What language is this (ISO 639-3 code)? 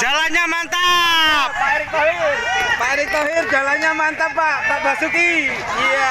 ind